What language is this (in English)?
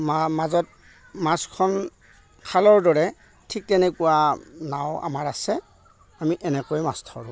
Assamese